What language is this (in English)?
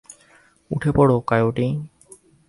Bangla